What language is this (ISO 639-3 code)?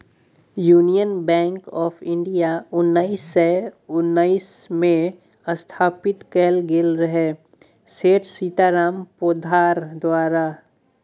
mai